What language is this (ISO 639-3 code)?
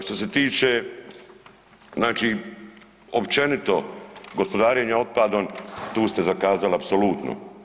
hrv